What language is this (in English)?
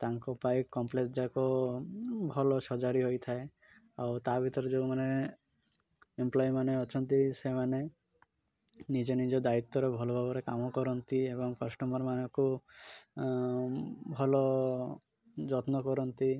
Odia